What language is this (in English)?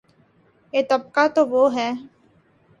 Urdu